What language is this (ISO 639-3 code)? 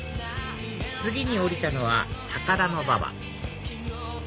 jpn